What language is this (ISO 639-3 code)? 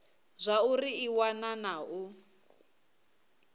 ven